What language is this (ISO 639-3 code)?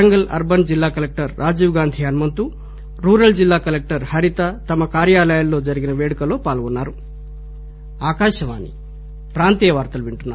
tel